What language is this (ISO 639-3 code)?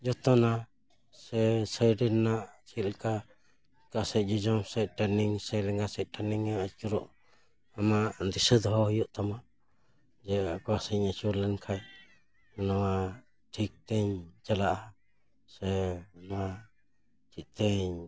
sat